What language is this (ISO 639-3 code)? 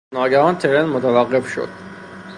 fas